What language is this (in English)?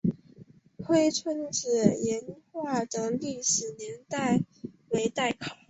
Chinese